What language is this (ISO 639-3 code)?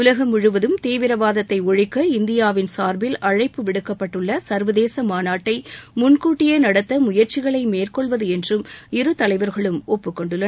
tam